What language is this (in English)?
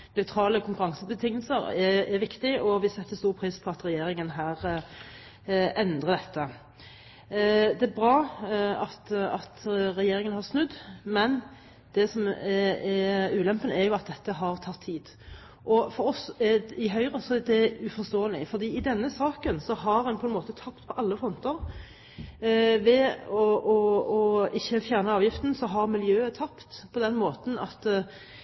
Norwegian Bokmål